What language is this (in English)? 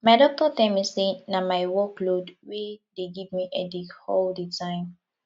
Nigerian Pidgin